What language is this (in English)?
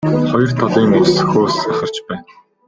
Mongolian